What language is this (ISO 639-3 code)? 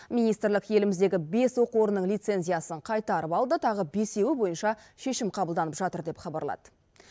kaz